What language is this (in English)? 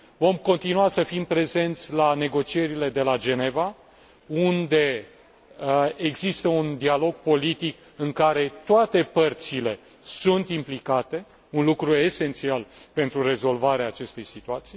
Romanian